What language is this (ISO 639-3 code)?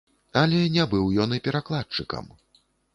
bel